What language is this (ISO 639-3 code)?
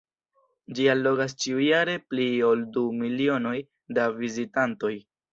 epo